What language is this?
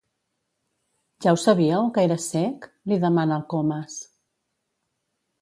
Catalan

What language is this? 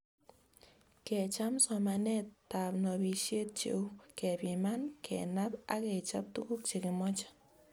Kalenjin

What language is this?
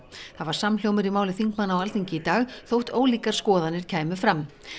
Icelandic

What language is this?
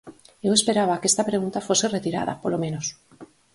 Galician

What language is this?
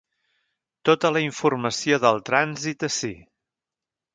Catalan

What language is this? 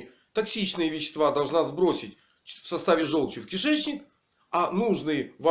Russian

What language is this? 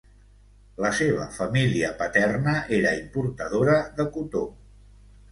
Catalan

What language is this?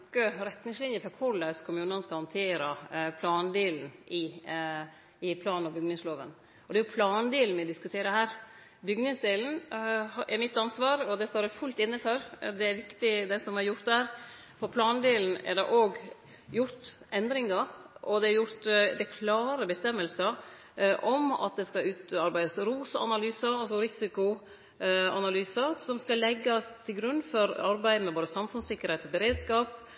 Norwegian Nynorsk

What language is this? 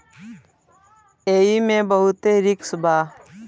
Bhojpuri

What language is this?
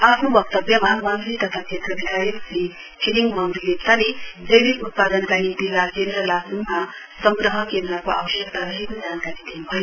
Nepali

